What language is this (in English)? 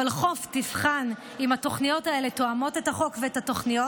Hebrew